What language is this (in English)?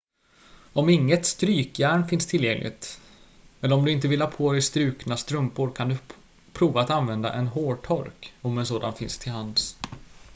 Swedish